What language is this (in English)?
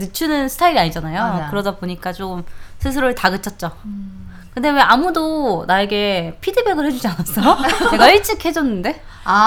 Korean